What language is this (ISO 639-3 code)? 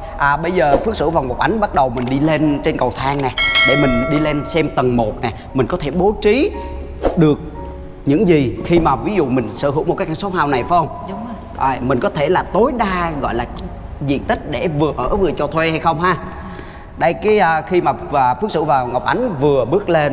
vie